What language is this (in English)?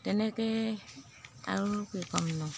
Assamese